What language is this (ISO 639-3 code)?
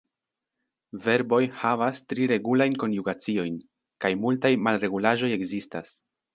epo